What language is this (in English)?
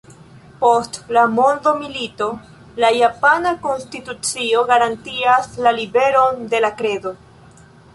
Esperanto